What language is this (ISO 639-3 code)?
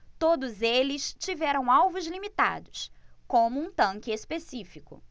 por